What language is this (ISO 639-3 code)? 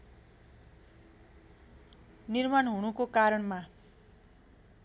nep